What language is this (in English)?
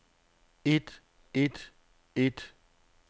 Danish